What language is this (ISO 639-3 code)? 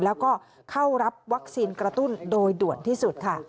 tha